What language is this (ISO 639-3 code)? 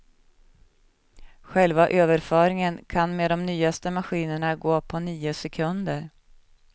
swe